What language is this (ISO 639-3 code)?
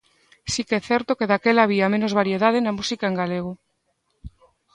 glg